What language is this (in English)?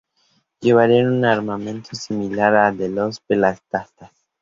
Spanish